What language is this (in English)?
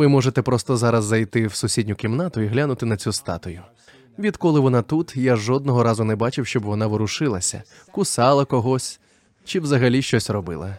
Ukrainian